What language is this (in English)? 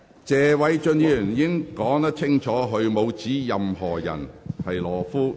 Cantonese